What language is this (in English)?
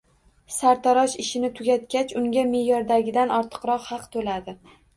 Uzbek